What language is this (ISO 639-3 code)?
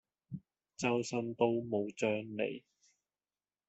yue